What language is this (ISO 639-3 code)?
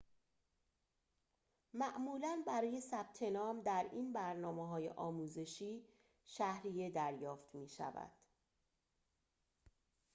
fas